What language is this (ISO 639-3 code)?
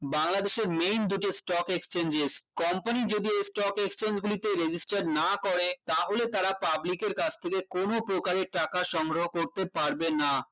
ben